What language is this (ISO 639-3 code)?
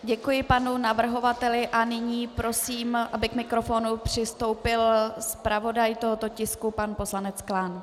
ces